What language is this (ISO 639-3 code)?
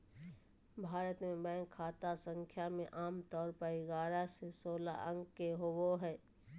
mag